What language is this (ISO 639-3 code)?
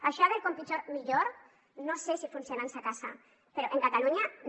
cat